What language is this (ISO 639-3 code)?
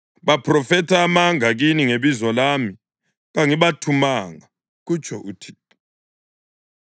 nde